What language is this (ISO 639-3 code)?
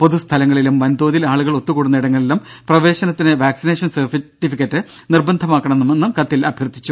mal